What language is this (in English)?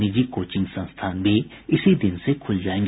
Hindi